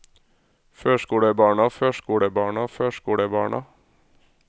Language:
Norwegian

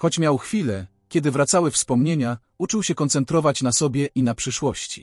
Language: Polish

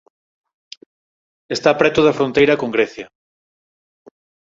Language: Galician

